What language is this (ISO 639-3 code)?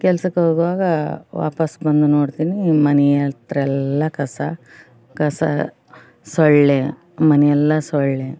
kan